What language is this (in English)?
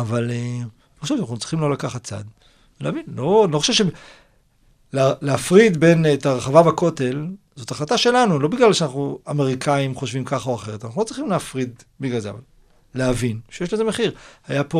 Hebrew